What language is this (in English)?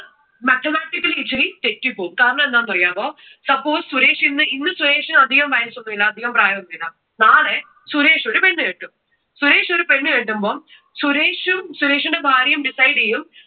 Malayalam